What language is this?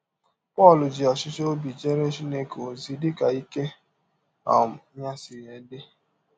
Igbo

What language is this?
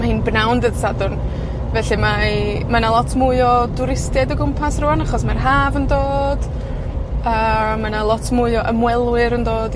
Welsh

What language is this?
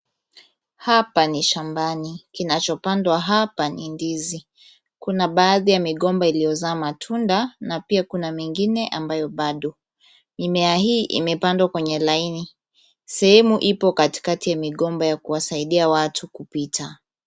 Swahili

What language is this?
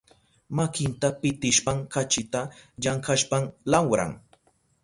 Southern Pastaza Quechua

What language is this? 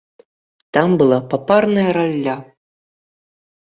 Belarusian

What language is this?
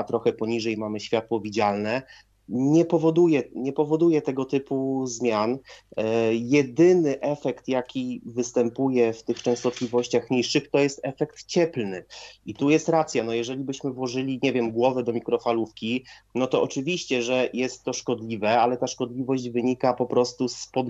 Polish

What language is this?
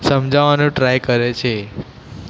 Gujarati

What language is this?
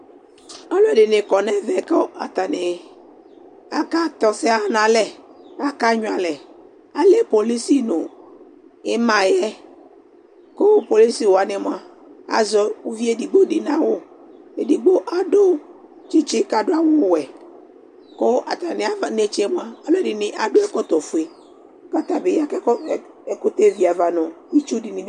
Ikposo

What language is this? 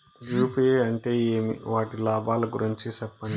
Telugu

